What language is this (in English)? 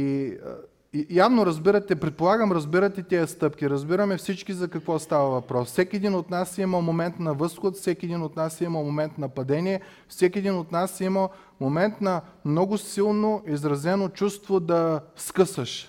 Bulgarian